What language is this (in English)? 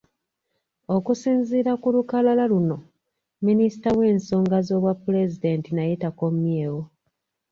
Ganda